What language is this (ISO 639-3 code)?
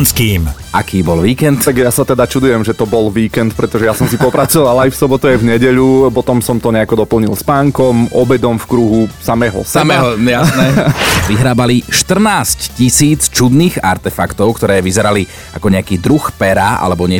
slk